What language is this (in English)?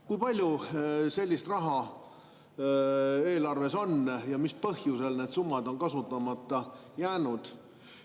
Estonian